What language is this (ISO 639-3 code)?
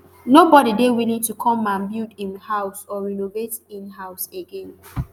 pcm